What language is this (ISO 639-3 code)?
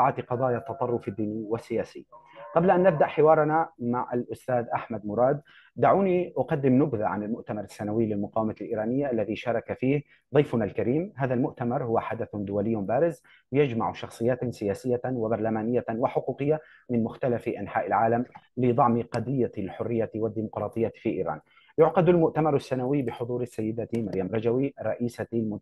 ara